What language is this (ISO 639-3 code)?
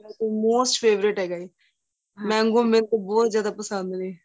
pan